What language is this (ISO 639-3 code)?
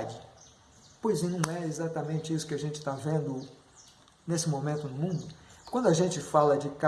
por